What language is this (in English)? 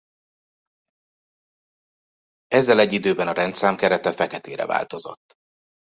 Hungarian